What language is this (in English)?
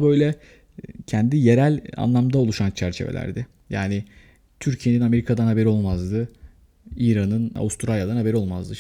Turkish